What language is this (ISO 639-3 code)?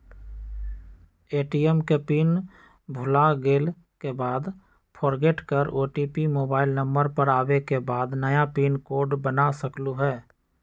mag